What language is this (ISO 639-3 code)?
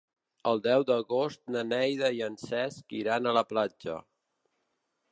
cat